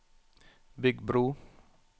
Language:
Norwegian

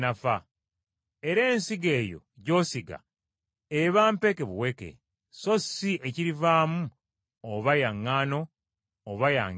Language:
Ganda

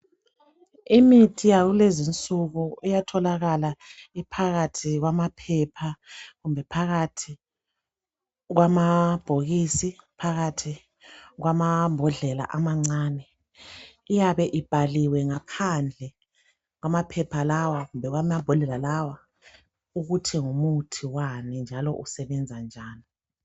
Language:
North Ndebele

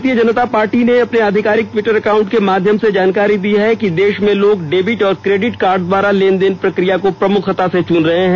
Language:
Hindi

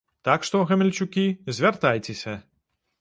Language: Belarusian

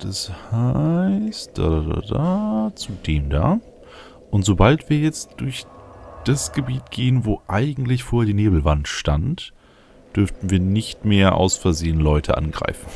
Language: German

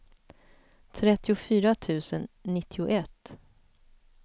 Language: Swedish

